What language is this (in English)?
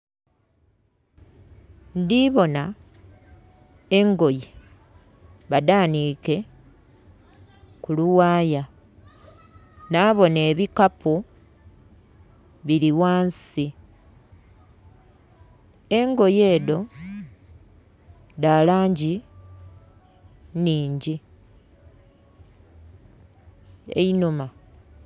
Soga